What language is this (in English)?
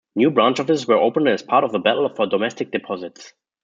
English